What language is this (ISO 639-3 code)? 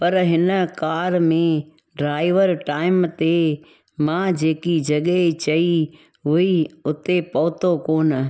snd